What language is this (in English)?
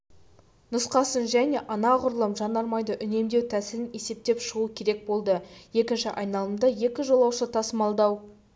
Kazakh